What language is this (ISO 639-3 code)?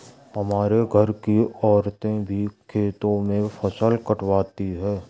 hin